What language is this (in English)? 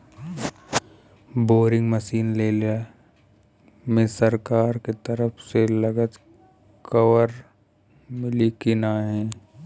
Bhojpuri